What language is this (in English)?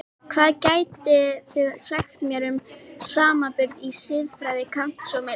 Icelandic